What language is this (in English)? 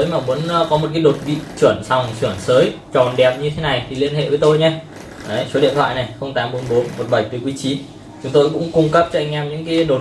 Vietnamese